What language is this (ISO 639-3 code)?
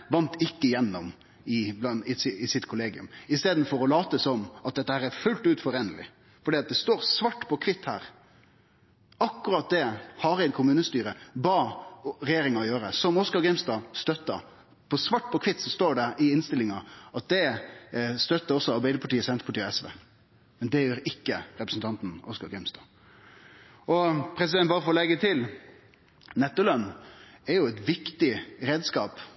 nno